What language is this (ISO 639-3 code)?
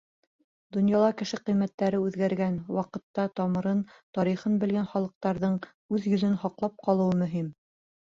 bak